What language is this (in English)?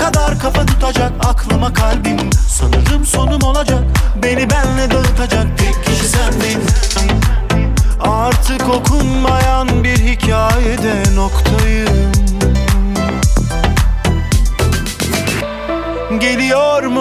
Turkish